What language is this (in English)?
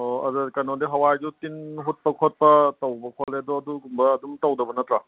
Manipuri